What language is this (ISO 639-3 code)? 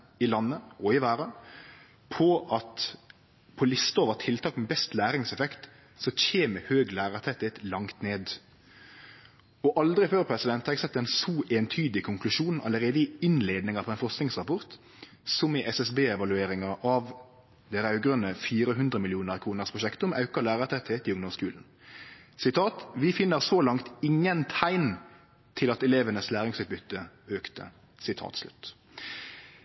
nno